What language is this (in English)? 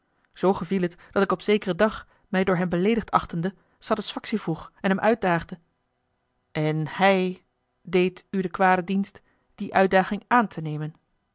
Dutch